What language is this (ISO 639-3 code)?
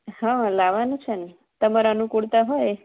guj